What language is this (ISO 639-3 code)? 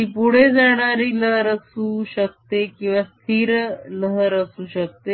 mar